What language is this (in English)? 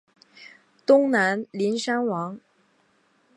Chinese